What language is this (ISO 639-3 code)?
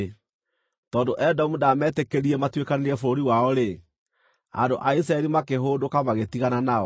kik